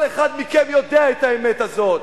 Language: Hebrew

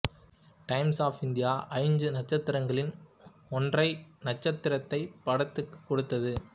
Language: Tamil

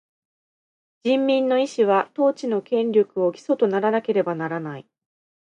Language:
Japanese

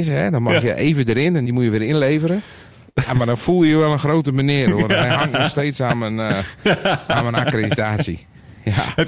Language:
Dutch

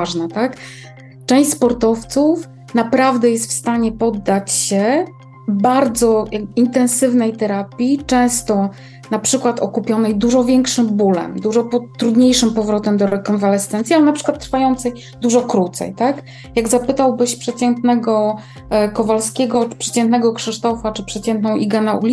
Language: Polish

